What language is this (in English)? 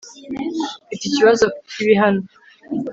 Kinyarwanda